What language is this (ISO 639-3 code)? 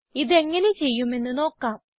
mal